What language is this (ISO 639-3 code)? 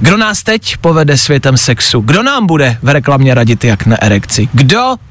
ces